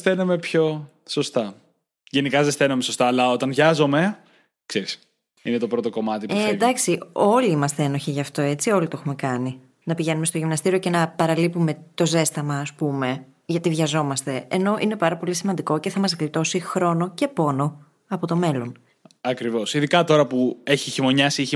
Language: Greek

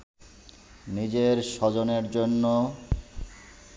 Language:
Bangla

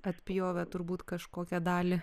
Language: Lithuanian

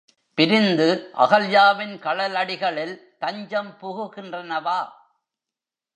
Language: Tamil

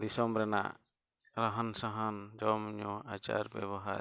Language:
Santali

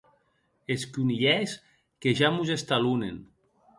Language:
Occitan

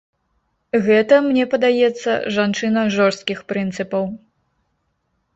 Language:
Belarusian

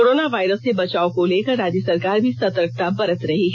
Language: Hindi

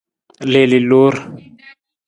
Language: Nawdm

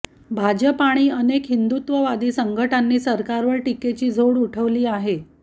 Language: Marathi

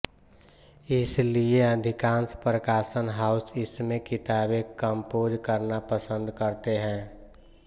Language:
Hindi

